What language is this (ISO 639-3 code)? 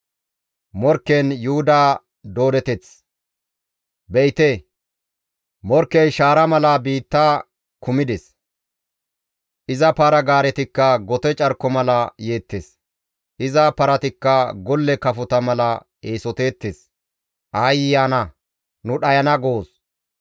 gmv